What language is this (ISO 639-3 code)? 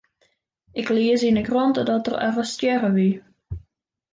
fry